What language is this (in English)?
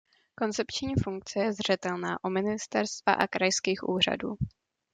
Czech